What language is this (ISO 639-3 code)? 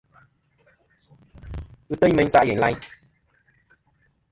bkm